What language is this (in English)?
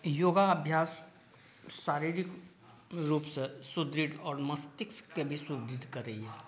Maithili